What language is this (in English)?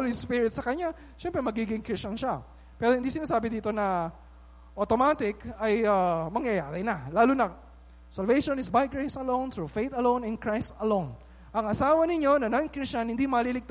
Filipino